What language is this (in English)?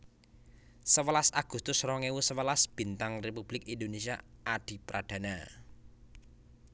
Javanese